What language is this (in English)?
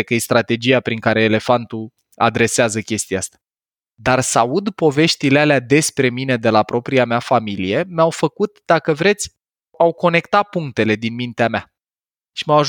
Romanian